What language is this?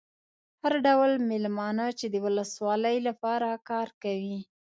Pashto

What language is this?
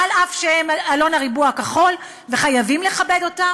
Hebrew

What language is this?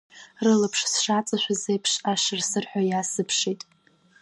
Abkhazian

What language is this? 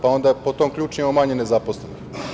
Serbian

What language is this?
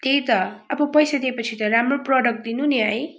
Nepali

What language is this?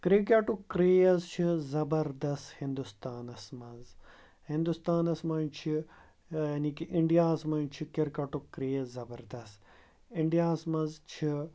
Kashmiri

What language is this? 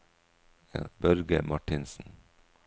Norwegian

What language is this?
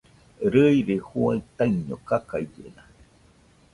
Nüpode Huitoto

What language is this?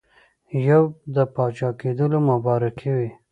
Pashto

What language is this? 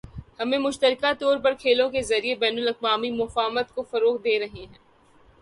Urdu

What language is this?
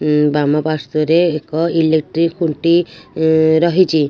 Odia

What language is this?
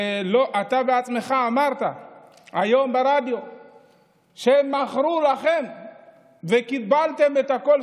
Hebrew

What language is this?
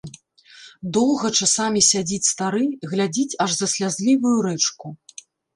Belarusian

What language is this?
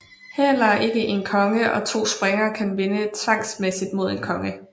Danish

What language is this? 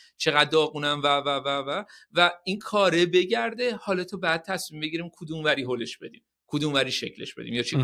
Persian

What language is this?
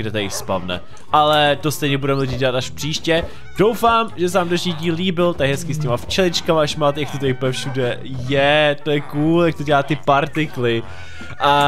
Czech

